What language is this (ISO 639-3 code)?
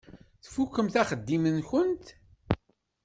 kab